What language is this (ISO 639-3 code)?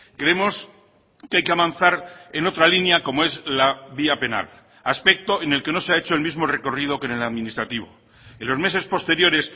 spa